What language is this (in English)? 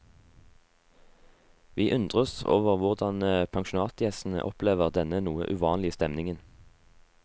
Norwegian